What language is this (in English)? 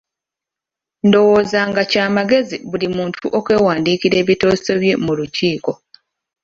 Ganda